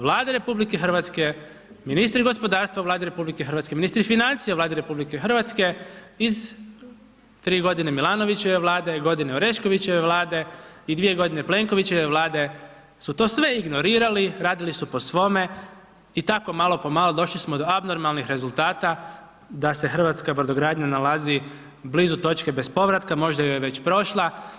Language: Croatian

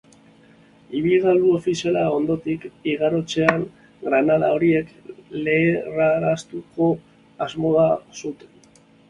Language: Basque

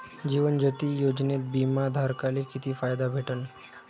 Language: Marathi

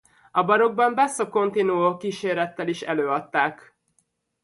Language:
Hungarian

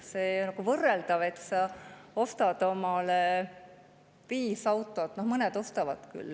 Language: Estonian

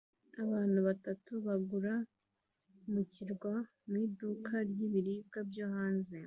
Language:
Kinyarwanda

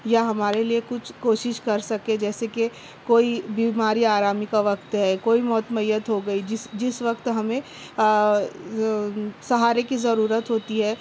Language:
Urdu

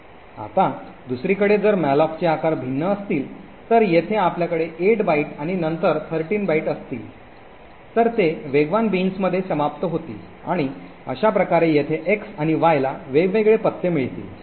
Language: Marathi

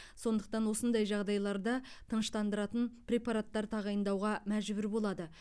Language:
Kazakh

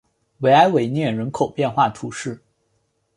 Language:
Chinese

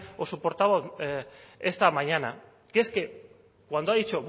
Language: Spanish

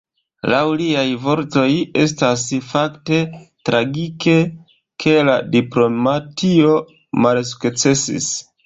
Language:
Esperanto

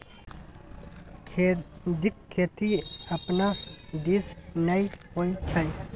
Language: Maithili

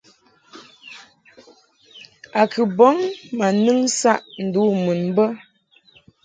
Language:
Mungaka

